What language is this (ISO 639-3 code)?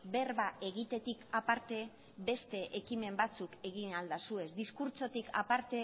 eus